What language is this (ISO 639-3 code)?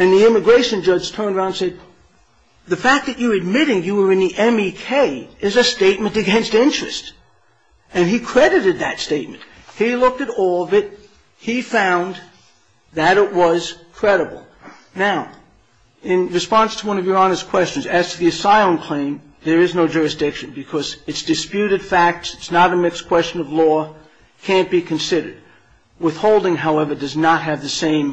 eng